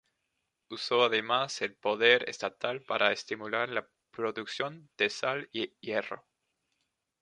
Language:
Spanish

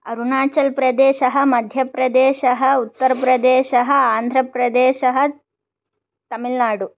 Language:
Sanskrit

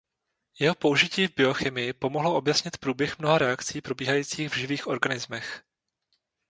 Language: Czech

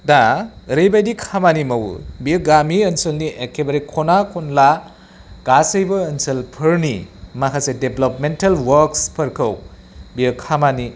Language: Bodo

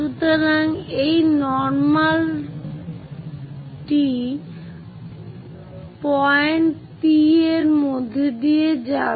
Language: Bangla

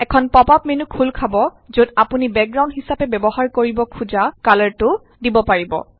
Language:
Assamese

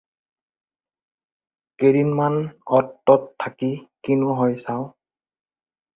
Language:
Assamese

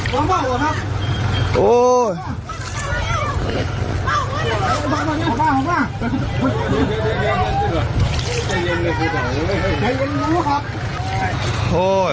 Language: Thai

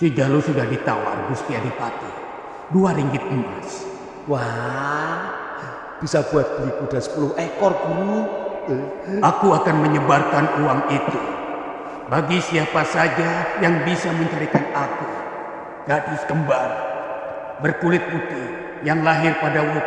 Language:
Indonesian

